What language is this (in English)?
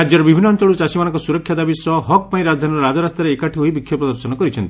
Odia